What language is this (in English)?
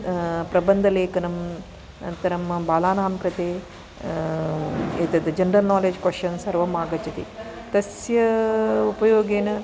Sanskrit